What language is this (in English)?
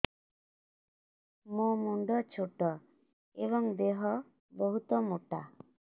Odia